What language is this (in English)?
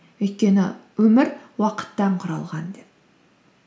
Kazakh